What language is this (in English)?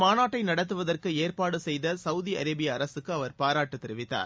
Tamil